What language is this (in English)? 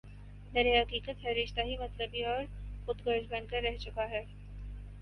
Urdu